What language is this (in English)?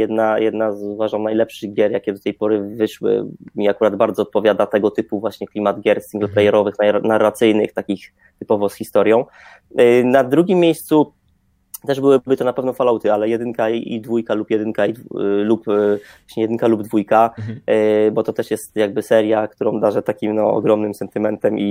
Polish